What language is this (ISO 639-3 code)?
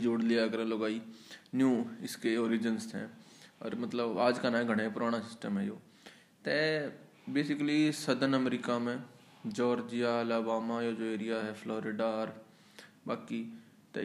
hin